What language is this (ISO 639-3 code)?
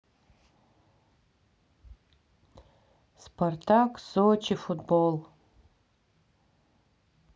rus